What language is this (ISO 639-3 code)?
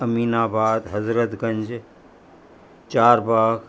snd